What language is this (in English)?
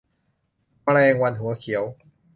Thai